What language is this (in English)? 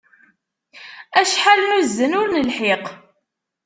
Kabyle